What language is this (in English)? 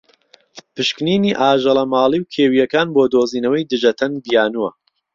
Central Kurdish